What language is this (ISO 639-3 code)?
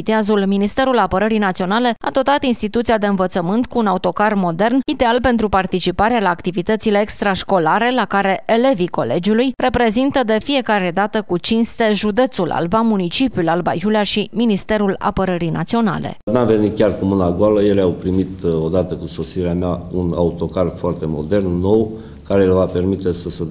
ron